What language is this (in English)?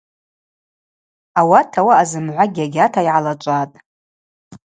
Abaza